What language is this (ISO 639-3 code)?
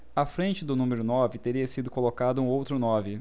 por